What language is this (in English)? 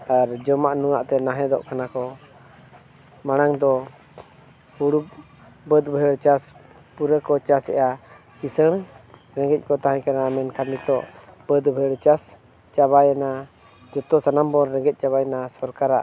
Santali